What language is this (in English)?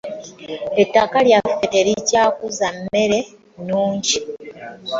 Ganda